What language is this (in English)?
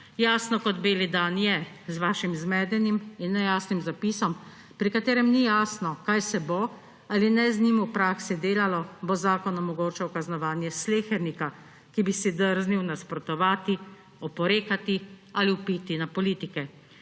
Slovenian